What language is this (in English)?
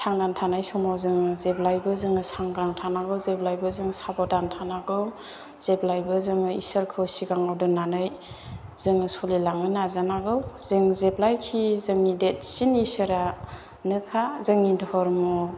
Bodo